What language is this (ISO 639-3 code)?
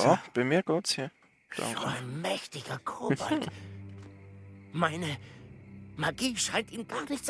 deu